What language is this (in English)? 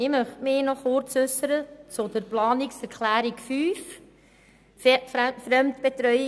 Swiss German